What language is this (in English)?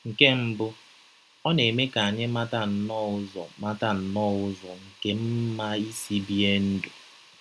Igbo